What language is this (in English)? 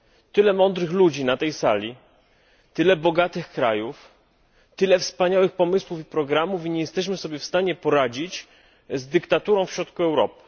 Polish